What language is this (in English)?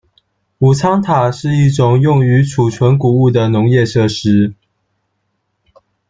Chinese